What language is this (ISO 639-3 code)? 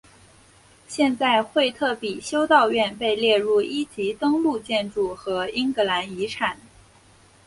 zho